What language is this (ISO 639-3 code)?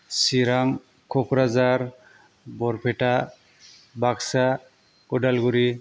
brx